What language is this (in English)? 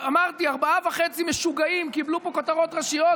Hebrew